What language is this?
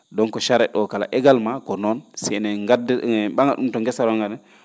Fula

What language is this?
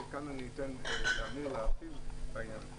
Hebrew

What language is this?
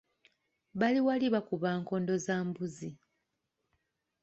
Ganda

